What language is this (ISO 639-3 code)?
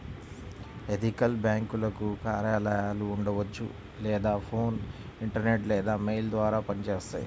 tel